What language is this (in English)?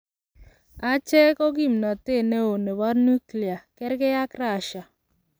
Kalenjin